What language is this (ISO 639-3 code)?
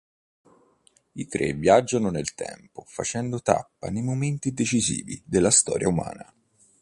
ita